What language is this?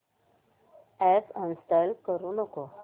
Marathi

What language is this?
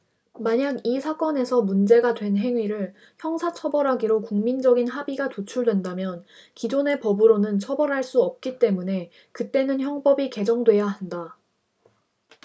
Korean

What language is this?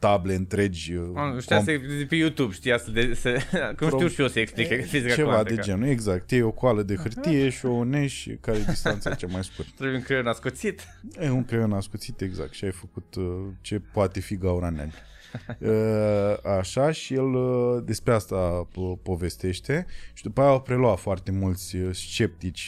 Romanian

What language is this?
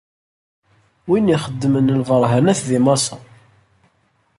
Kabyle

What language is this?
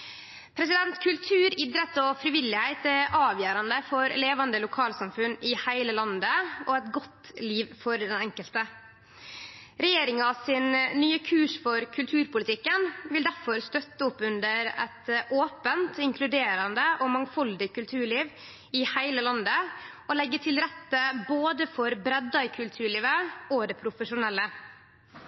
Norwegian Nynorsk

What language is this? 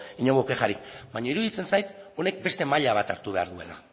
Basque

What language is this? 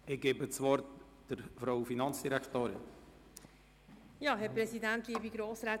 Swiss German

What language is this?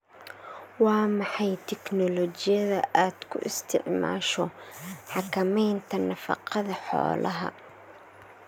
Somali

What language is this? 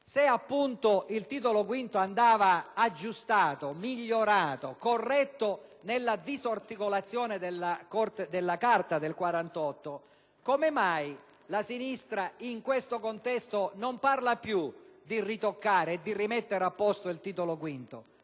Italian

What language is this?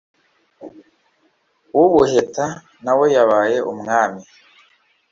Kinyarwanda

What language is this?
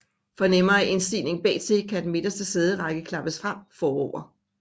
Danish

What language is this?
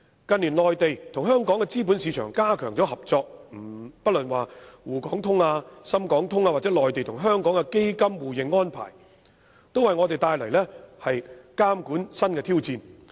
Cantonese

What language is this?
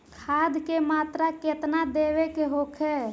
Bhojpuri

